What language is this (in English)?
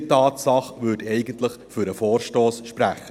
Swiss German